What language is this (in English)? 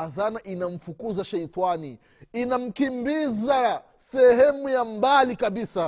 Swahili